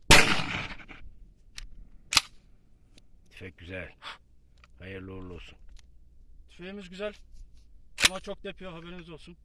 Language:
Turkish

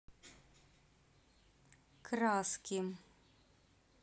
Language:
Russian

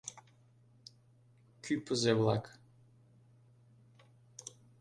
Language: Mari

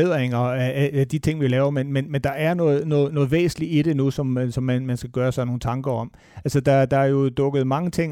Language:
Danish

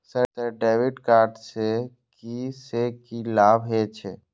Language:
Maithili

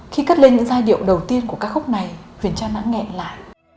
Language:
Vietnamese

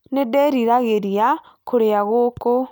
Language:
Kikuyu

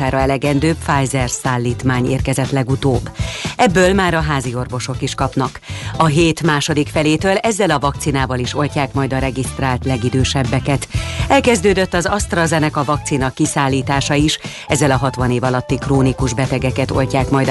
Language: Hungarian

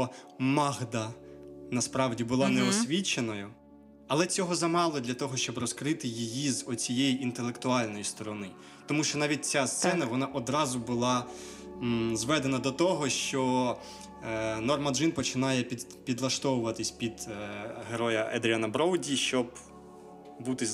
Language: Ukrainian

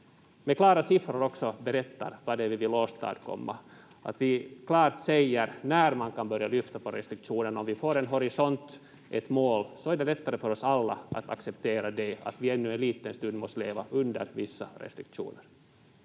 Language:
Finnish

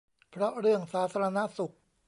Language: Thai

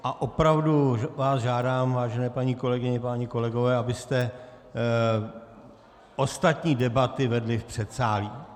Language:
Czech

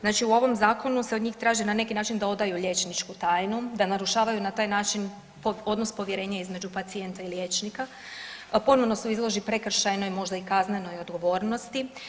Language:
Croatian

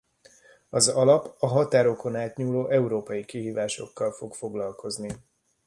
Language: Hungarian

